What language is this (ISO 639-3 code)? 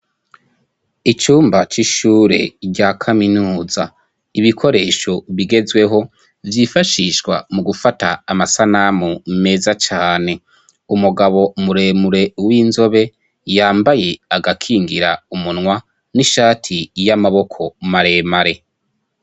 run